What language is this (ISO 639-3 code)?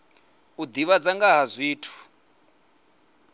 ven